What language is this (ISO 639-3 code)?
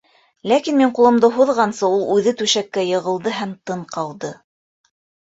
bak